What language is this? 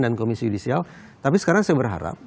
Indonesian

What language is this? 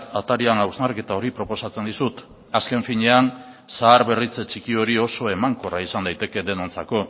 Basque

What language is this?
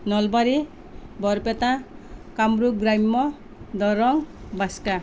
Assamese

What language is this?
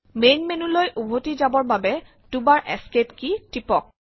Assamese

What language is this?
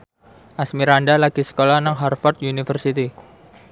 Javanese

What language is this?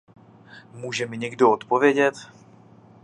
Czech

